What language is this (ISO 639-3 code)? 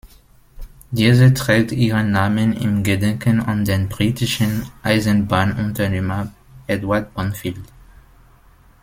deu